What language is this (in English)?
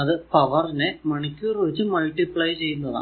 Malayalam